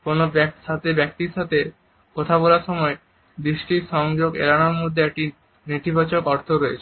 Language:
Bangla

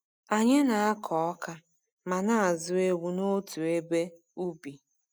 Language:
Igbo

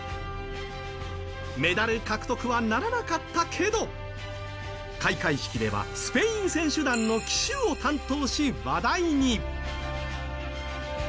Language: Japanese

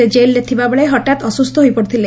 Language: Odia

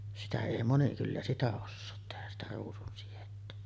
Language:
Finnish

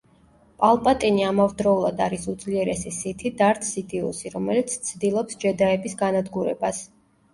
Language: Georgian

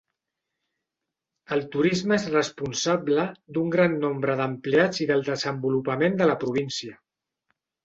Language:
Catalan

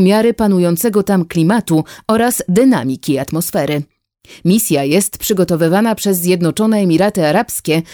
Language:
Polish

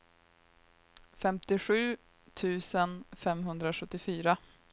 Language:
Swedish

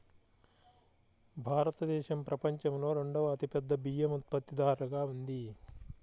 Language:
Telugu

